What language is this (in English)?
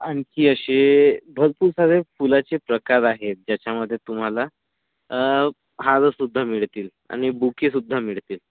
Marathi